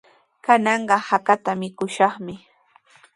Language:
Sihuas Ancash Quechua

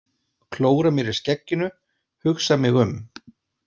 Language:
Icelandic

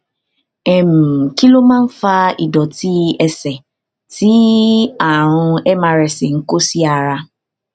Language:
Yoruba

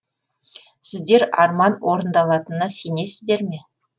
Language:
Kazakh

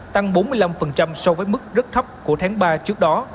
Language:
Vietnamese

